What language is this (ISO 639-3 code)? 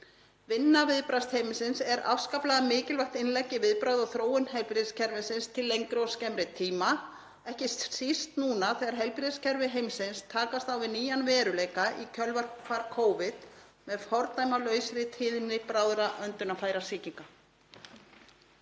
isl